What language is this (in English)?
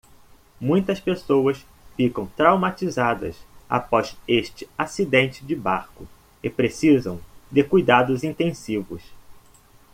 Portuguese